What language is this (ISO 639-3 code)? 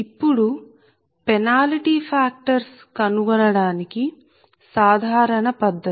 tel